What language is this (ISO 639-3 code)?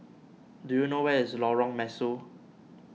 eng